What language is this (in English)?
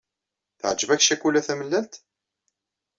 Kabyle